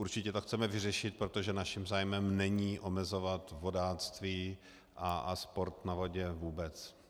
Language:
Czech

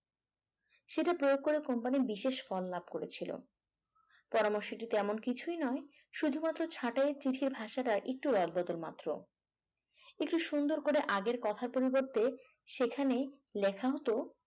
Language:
Bangla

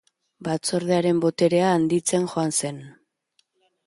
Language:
Basque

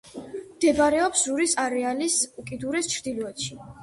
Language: Georgian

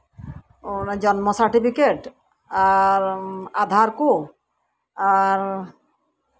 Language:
Santali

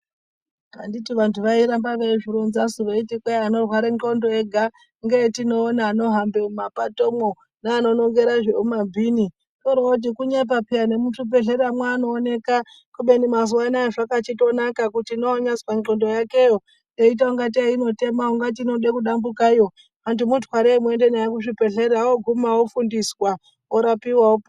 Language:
Ndau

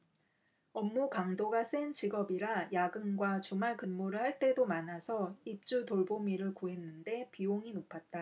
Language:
Korean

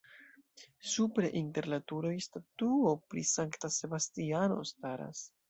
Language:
Esperanto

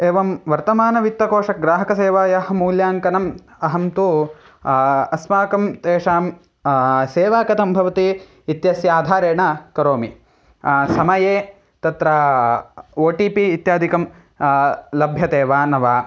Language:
Sanskrit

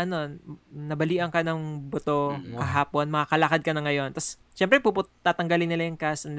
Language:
Filipino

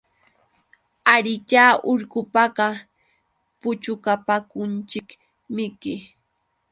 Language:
Yauyos Quechua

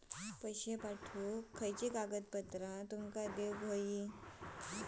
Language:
Marathi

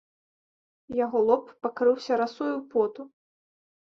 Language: Belarusian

